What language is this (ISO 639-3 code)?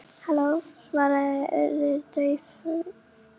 isl